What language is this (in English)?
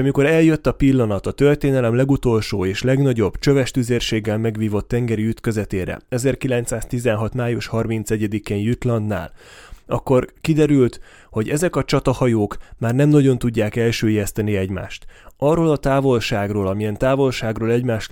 Hungarian